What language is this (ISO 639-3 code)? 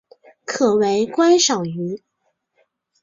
zho